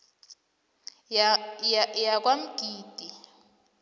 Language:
South Ndebele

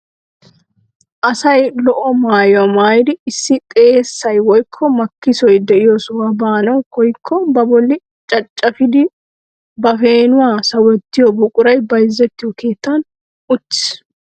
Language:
Wolaytta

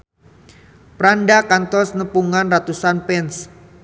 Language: Sundanese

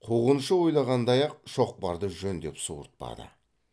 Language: Kazakh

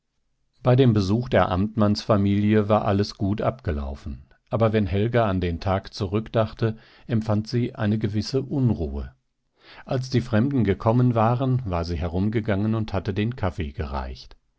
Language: German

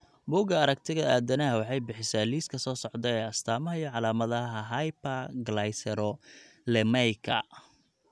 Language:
Somali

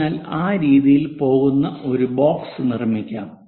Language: Malayalam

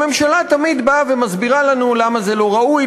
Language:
Hebrew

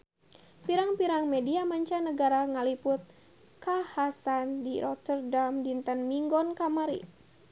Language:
Sundanese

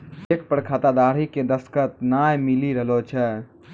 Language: Maithili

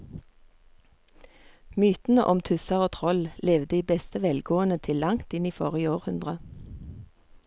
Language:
Norwegian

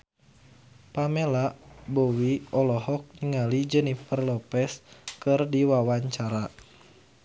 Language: Sundanese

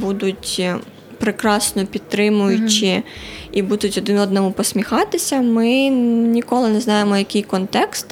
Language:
Ukrainian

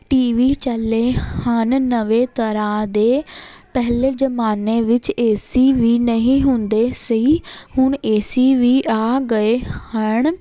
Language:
Punjabi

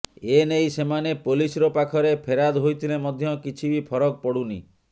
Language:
Odia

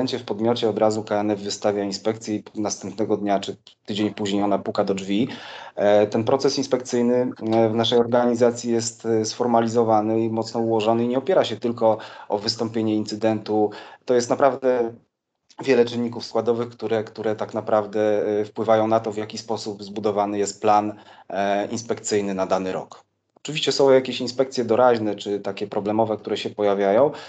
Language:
Polish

